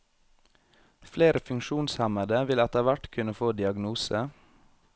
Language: Norwegian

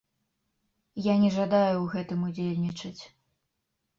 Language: Belarusian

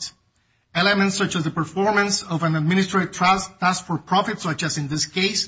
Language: English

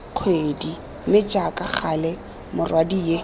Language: Tswana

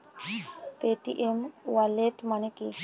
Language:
Bangla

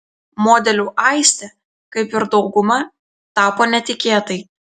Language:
Lithuanian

